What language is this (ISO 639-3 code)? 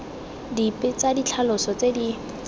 tsn